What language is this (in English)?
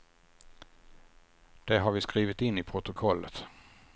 Swedish